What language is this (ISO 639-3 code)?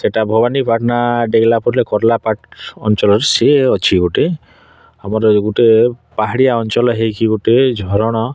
ori